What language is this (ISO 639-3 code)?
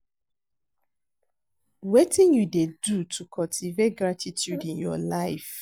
pcm